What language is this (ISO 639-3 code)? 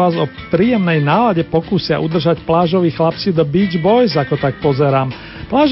slk